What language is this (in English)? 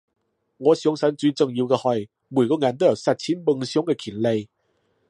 Cantonese